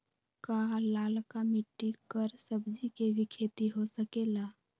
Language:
Magahi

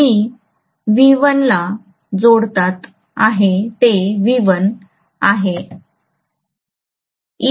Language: Marathi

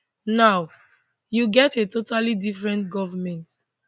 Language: Nigerian Pidgin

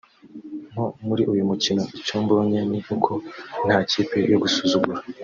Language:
Kinyarwanda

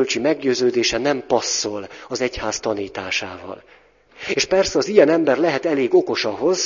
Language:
Hungarian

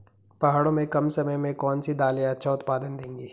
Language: Hindi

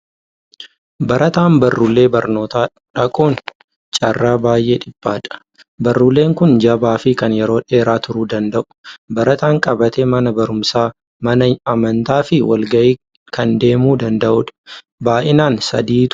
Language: Oromo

